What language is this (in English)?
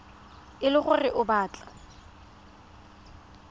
Tswana